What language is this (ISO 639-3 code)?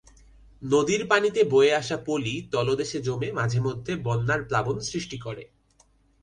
ben